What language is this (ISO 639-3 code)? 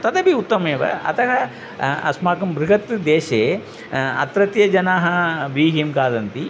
san